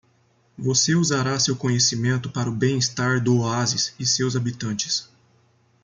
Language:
Portuguese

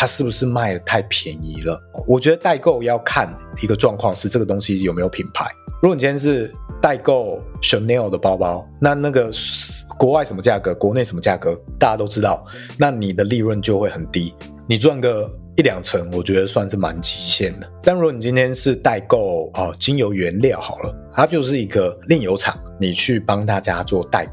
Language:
Chinese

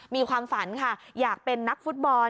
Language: Thai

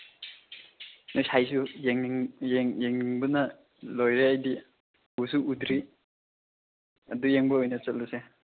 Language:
Manipuri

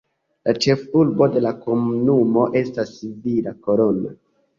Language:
Esperanto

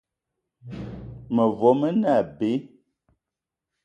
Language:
Eton (Cameroon)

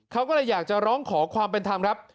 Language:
Thai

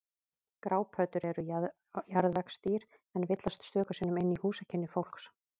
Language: Icelandic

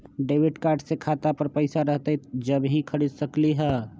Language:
Magahi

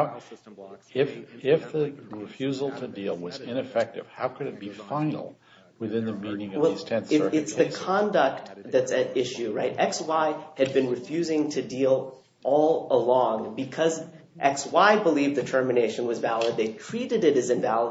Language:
English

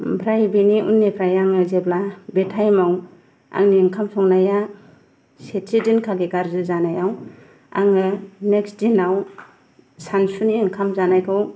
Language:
Bodo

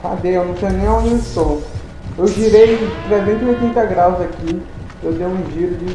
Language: Portuguese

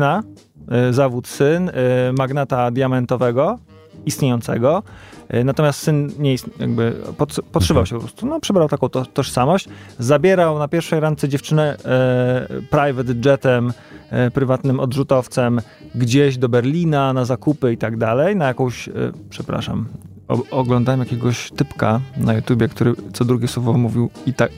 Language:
Polish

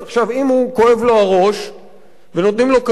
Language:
Hebrew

